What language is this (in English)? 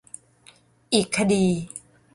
Thai